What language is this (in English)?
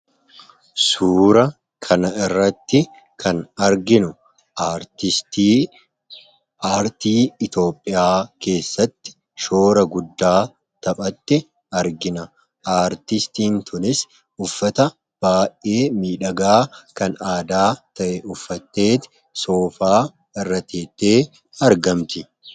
Oromo